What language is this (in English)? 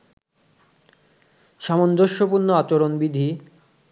Bangla